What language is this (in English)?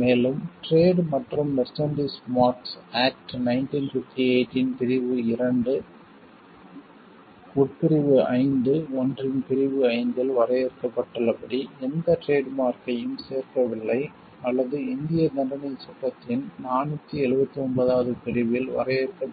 Tamil